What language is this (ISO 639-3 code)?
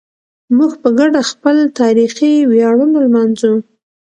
pus